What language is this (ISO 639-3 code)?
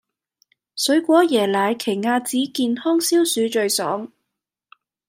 yue